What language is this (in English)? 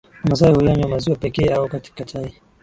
Swahili